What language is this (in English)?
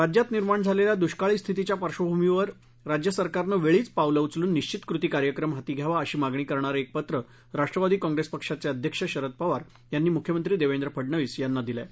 Marathi